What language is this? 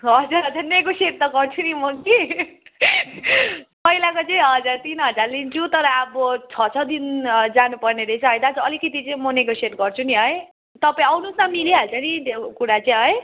Nepali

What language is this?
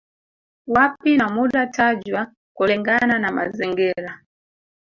Swahili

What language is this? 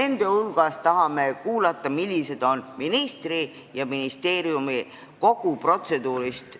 Estonian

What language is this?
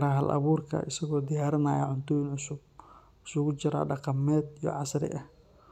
Somali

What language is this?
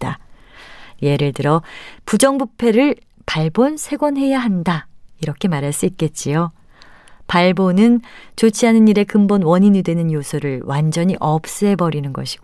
Korean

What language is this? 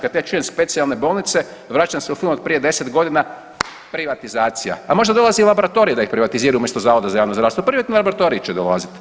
Croatian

